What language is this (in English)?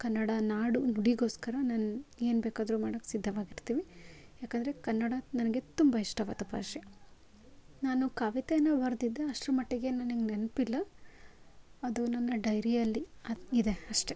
Kannada